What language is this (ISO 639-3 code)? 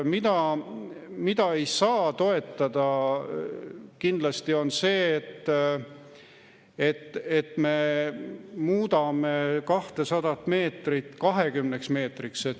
est